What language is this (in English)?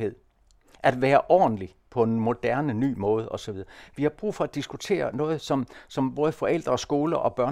Danish